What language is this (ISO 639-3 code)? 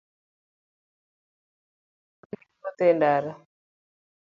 luo